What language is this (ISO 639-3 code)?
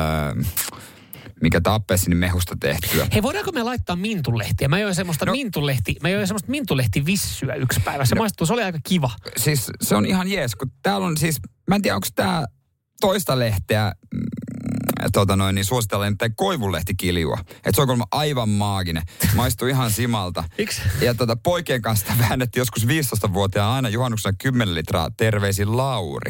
fin